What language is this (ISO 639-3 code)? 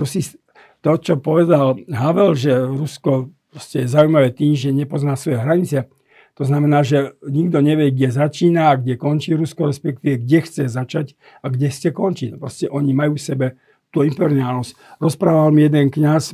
slk